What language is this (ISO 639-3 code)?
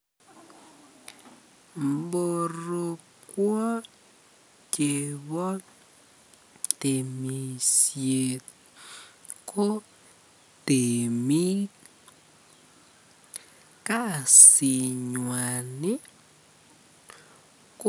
kln